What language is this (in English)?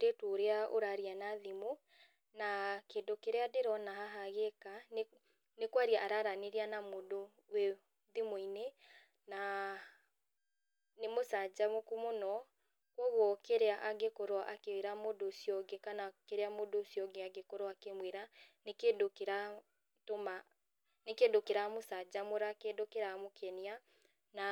Kikuyu